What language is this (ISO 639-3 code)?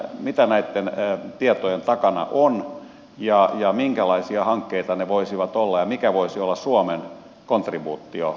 fin